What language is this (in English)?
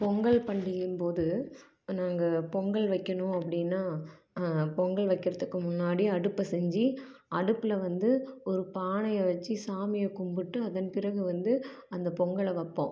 Tamil